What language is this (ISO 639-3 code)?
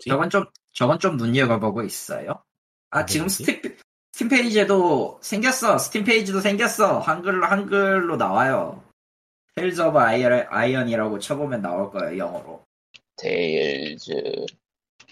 kor